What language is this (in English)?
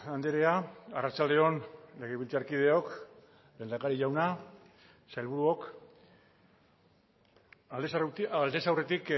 Basque